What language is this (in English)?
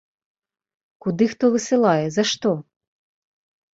Belarusian